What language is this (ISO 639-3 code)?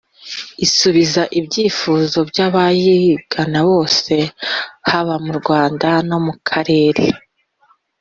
kin